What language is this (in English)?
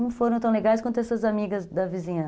Portuguese